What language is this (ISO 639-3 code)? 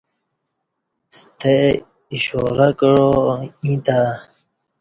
bsh